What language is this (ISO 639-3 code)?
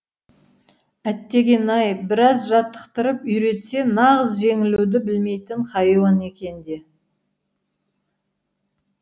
kaz